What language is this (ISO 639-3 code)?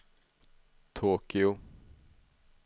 swe